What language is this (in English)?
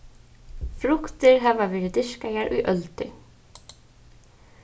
Faroese